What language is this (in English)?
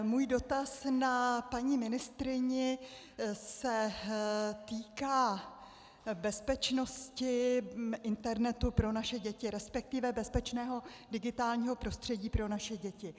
Czech